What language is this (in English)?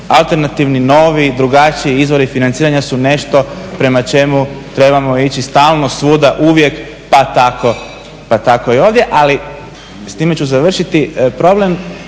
Croatian